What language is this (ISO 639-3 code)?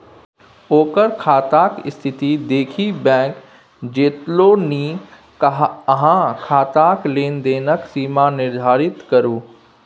mai